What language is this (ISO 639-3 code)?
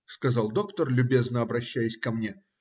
rus